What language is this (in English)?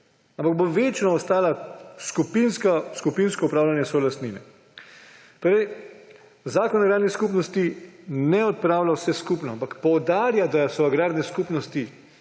Slovenian